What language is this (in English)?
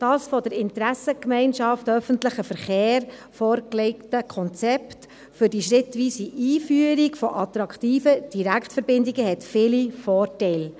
Swiss German